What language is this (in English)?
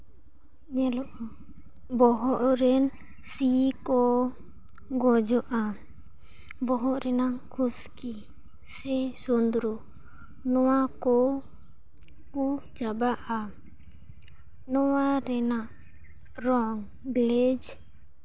Santali